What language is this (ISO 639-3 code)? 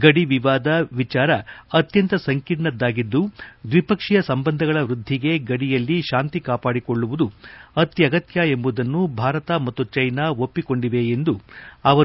kan